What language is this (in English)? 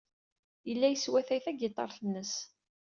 Kabyle